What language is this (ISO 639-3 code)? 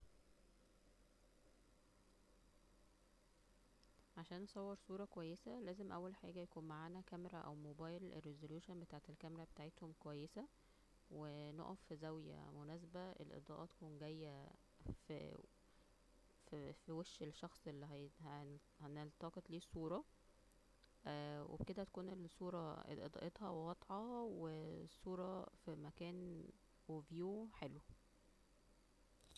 arz